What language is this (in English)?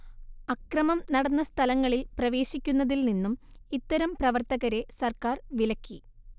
Malayalam